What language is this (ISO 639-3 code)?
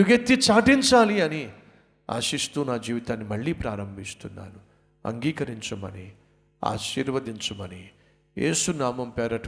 tel